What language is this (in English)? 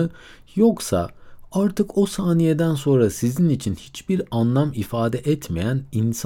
Turkish